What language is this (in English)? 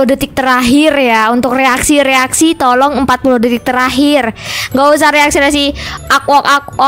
Indonesian